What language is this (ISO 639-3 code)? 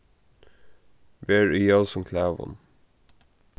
fao